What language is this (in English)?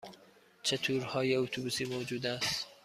Persian